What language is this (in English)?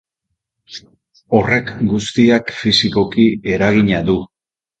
Basque